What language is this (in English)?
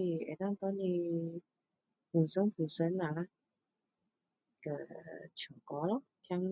Min Dong Chinese